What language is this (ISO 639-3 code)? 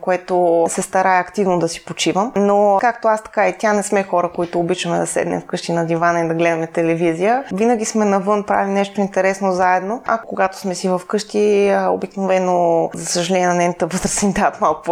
bul